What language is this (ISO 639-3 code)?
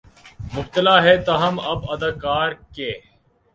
urd